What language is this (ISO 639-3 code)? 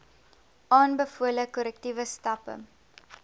afr